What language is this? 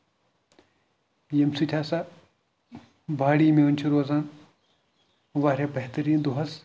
Kashmiri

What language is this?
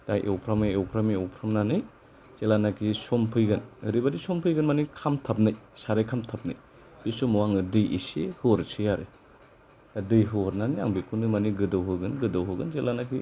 Bodo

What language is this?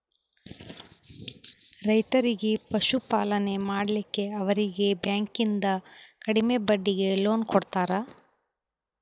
Kannada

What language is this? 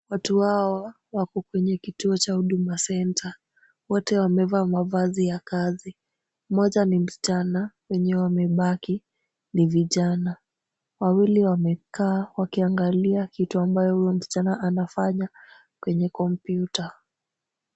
Swahili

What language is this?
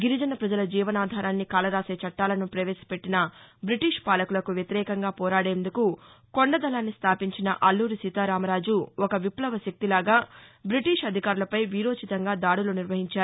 Telugu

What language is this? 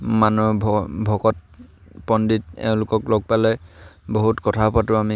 Assamese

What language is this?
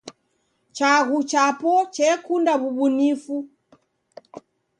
Taita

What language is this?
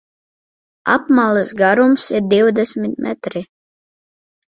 Latvian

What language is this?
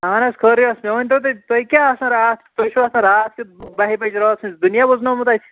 Kashmiri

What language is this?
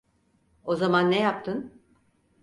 Turkish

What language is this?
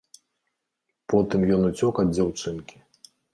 Belarusian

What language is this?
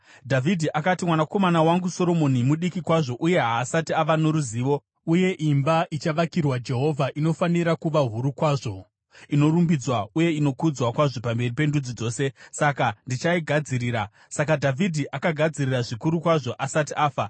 Shona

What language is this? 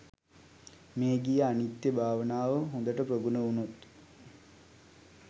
Sinhala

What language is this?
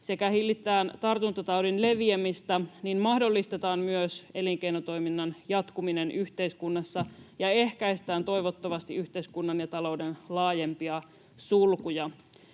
Finnish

